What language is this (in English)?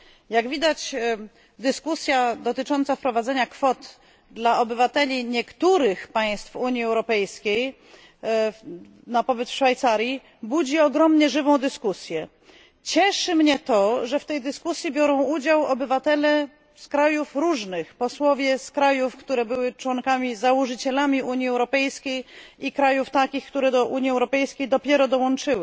Polish